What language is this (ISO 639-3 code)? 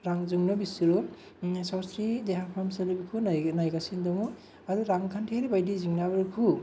brx